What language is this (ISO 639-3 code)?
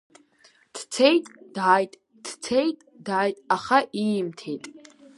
abk